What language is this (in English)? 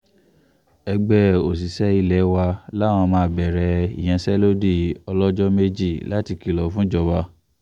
Yoruba